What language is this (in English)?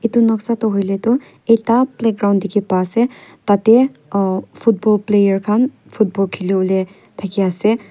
Naga Pidgin